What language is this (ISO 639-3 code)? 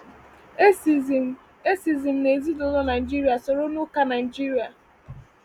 ibo